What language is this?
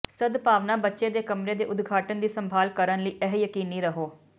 Punjabi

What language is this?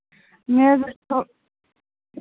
Kashmiri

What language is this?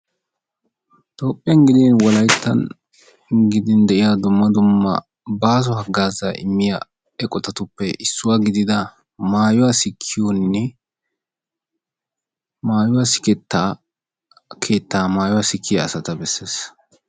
Wolaytta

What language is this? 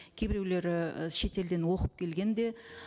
Kazakh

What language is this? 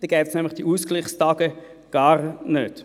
Swiss German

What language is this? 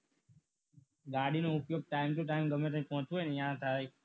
Gujarati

